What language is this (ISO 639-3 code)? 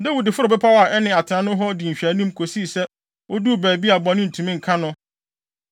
aka